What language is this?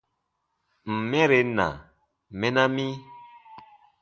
Baatonum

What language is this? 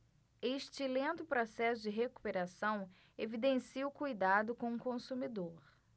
Portuguese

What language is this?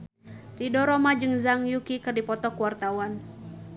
Sundanese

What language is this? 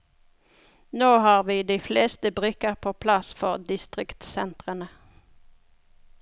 Norwegian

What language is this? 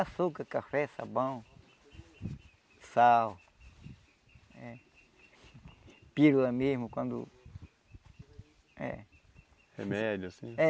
Portuguese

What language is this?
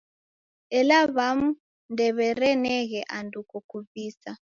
Taita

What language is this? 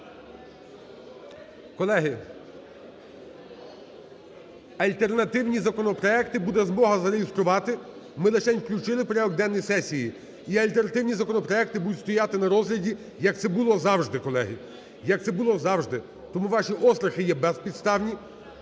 Ukrainian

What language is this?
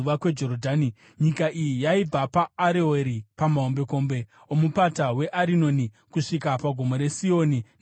Shona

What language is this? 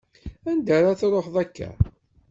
Kabyle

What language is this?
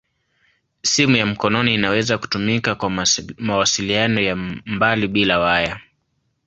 Swahili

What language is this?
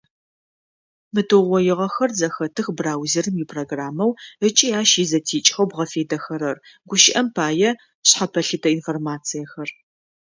Adyghe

